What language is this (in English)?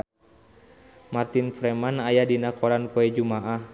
Sundanese